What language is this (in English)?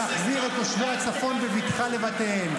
Hebrew